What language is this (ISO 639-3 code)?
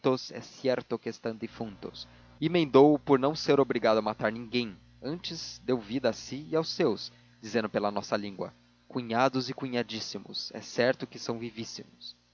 por